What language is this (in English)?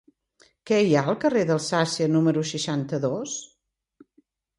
Catalan